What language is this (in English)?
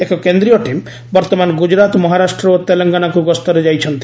Odia